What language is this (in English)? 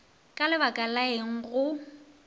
Northern Sotho